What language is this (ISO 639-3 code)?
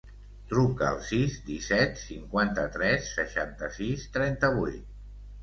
cat